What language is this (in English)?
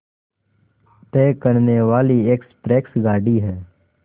Hindi